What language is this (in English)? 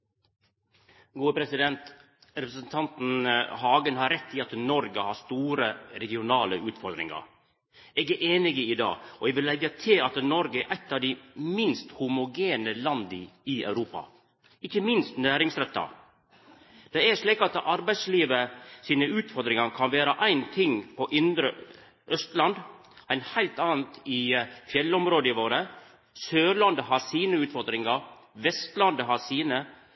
Norwegian Nynorsk